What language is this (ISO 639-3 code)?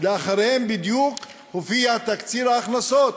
heb